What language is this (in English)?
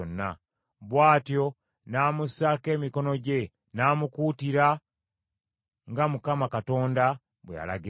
Ganda